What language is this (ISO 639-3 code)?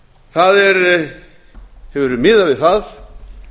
isl